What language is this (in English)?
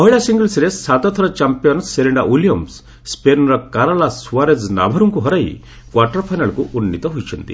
Odia